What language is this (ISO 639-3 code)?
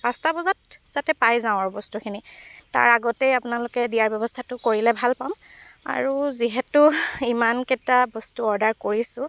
asm